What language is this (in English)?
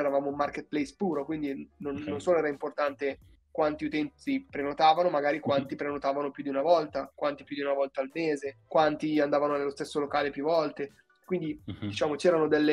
Italian